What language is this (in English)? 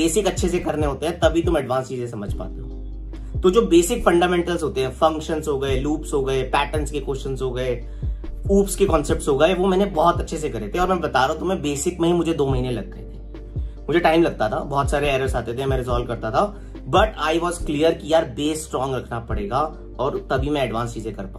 Hindi